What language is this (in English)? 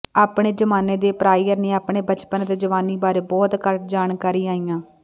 Punjabi